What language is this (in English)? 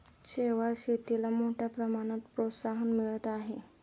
Marathi